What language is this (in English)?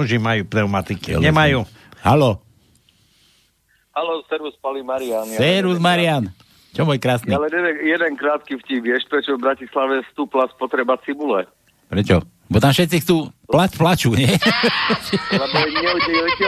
Slovak